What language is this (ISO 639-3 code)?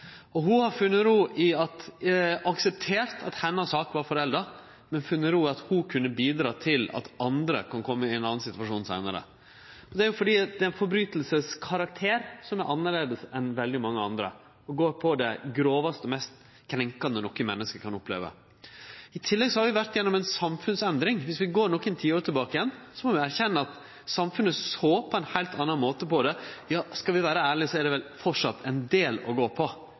nno